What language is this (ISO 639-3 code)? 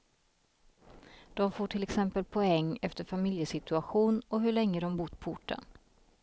swe